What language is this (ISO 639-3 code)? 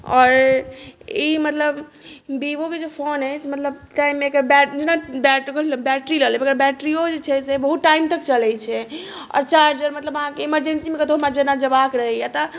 mai